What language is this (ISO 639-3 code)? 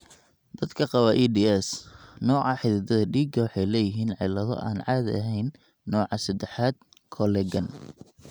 som